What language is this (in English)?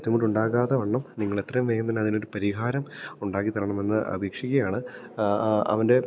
Malayalam